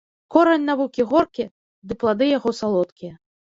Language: Belarusian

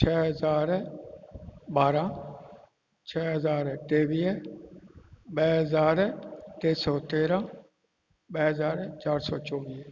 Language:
Sindhi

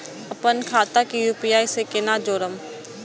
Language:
Maithili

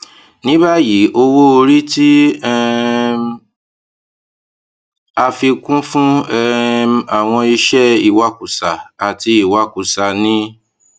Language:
Yoruba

